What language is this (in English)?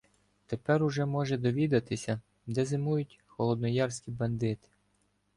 Ukrainian